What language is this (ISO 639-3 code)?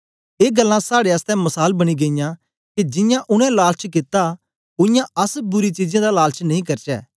doi